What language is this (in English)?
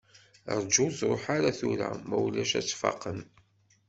Kabyle